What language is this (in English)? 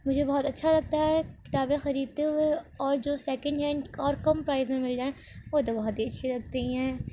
Urdu